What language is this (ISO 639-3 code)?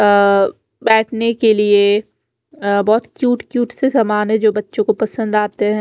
hin